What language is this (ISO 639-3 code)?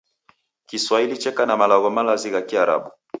dav